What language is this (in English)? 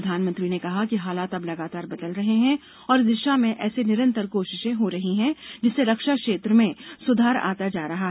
Hindi